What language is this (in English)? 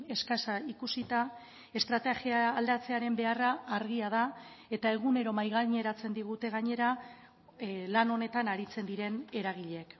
Basque